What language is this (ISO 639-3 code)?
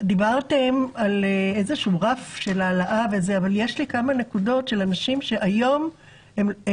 heb